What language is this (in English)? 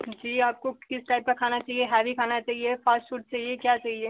Hindi